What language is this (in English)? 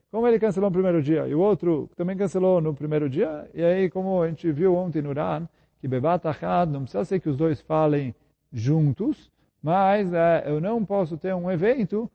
Portuguese